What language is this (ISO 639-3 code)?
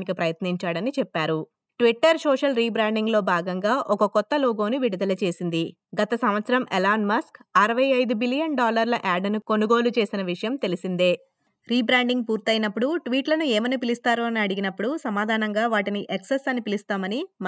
tel